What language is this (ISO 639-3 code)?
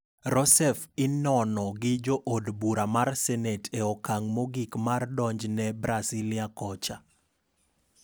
luo